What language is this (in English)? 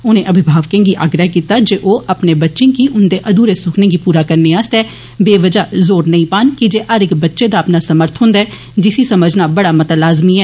Dogri